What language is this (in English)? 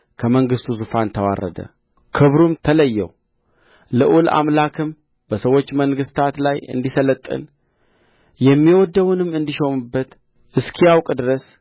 Amharic